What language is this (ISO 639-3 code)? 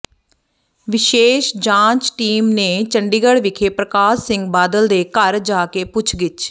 pan